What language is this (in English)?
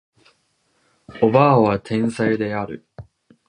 Japanese